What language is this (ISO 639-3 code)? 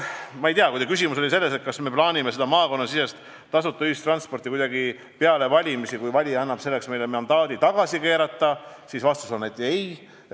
est